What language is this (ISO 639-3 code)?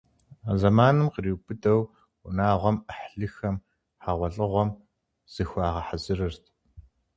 kbd